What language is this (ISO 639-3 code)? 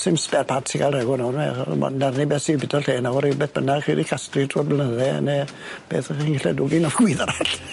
cym